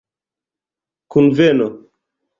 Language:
Esperanto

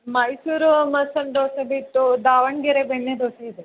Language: Kannada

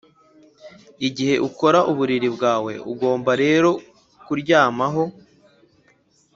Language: Kinyarwanda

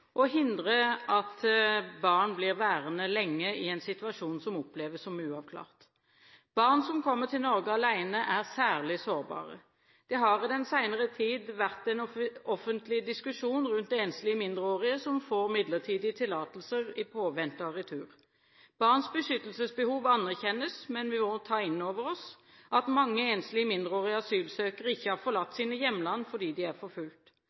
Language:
Norwegian Bokmål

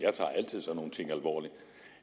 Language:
Danish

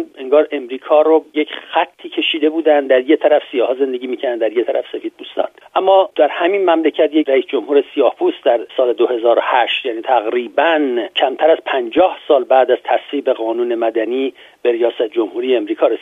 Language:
Persian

